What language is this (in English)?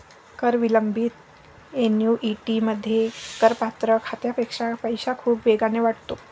Marathi